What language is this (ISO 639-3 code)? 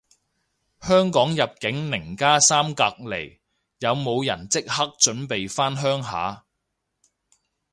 yue